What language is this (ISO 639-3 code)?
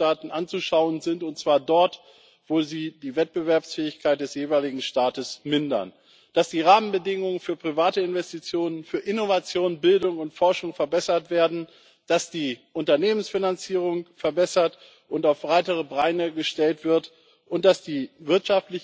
deu